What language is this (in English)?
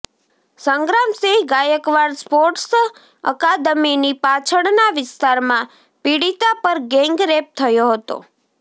Gujarati